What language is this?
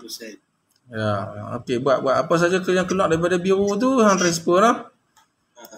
Malay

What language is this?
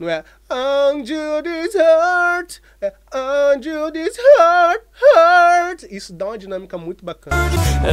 Portuguese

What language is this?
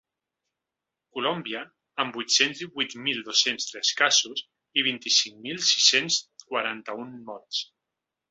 Catalan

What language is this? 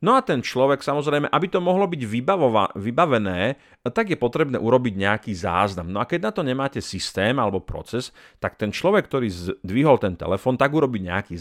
Slovak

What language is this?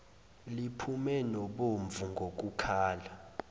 Zulu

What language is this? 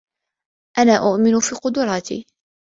Arabic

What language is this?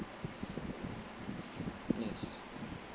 English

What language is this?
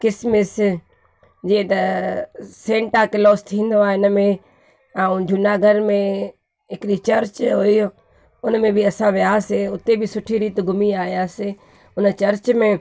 Sindhi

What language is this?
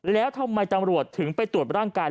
Thai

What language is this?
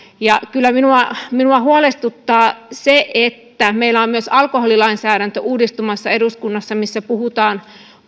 Finnish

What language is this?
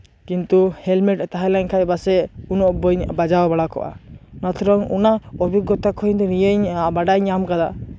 Santali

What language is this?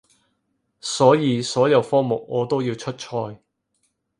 Cantonese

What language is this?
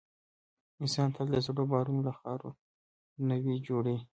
Pashto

